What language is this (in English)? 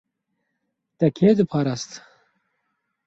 Kurdish